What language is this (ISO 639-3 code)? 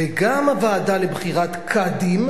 heb